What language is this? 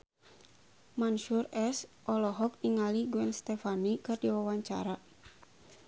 Sundanese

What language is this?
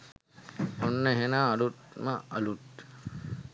Sinhala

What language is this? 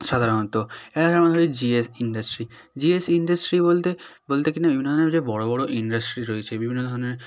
Bangla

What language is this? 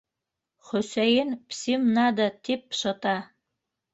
Bashkir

